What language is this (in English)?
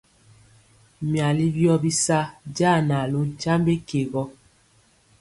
Mpiemo